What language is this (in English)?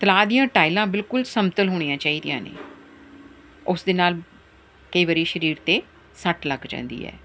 Punjabi